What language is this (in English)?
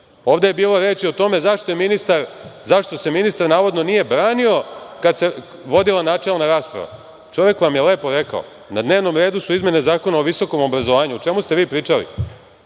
Serbian